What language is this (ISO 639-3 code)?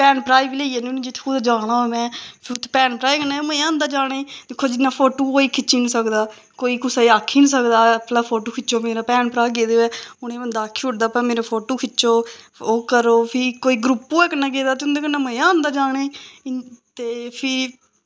doi